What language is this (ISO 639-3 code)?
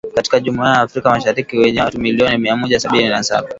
swa